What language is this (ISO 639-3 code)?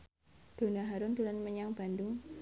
jav